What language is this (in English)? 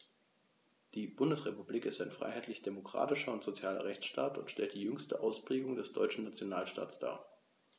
German